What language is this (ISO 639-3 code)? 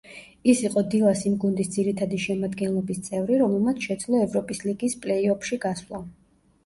kat